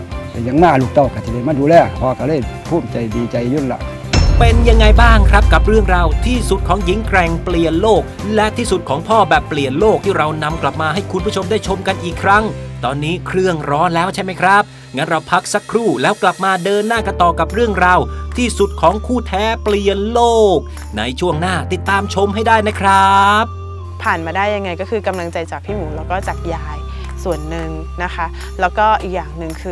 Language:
Thai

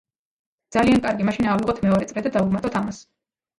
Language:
Georgian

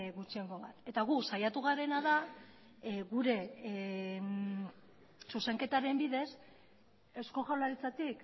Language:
Basque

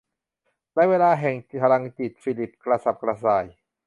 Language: Thai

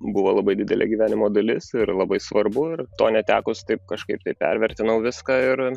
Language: Lithuanian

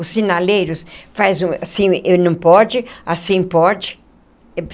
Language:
Portuguese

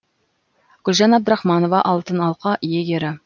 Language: Kazakh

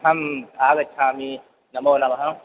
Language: Sanskrit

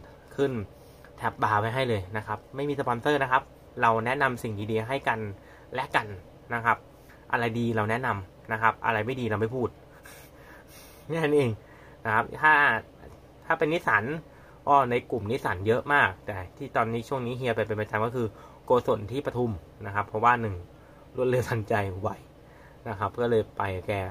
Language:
Thai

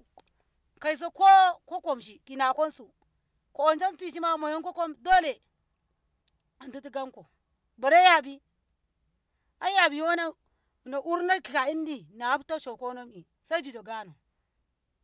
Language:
Ngamo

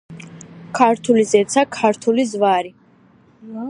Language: Georgian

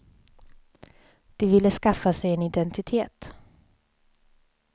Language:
Swedish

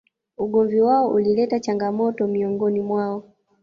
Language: Swahili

